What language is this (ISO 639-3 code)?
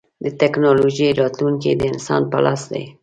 pus